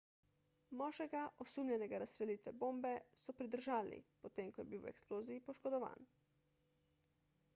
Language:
Slovenian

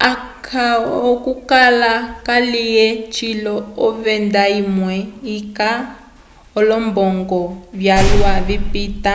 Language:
Umbundu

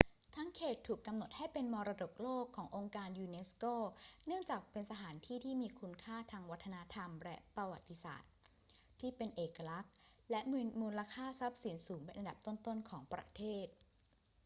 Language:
Thai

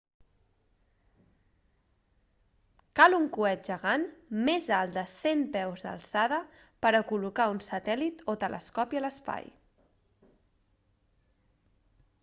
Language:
Catalan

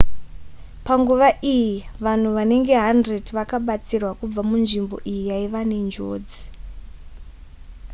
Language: Shona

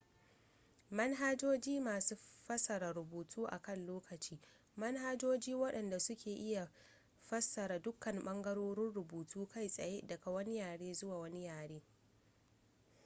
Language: Hausa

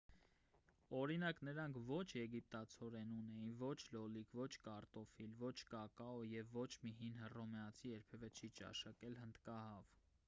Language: Armenian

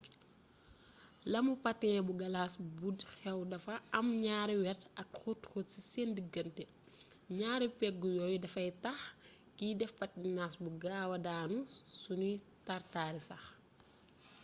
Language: Wolof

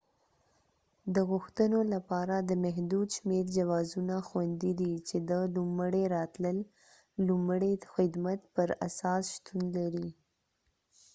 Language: Pashto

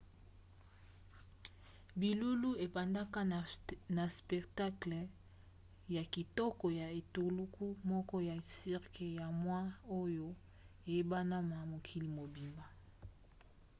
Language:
Lingala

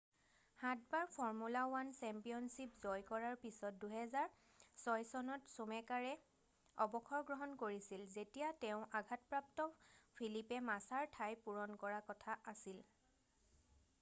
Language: Assamese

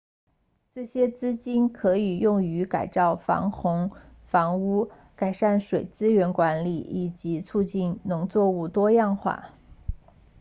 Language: Chinese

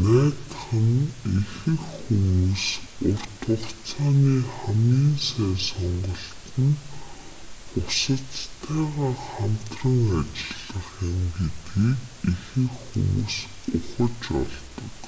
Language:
Mongolian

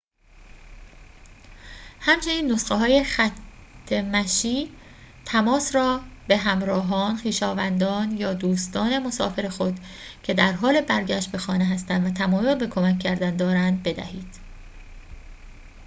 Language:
Persian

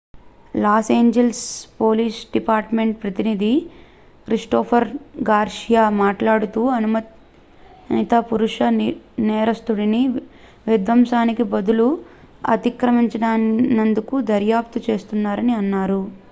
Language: Telugu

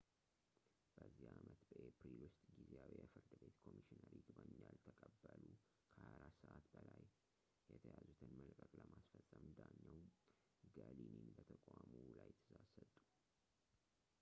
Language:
Amharic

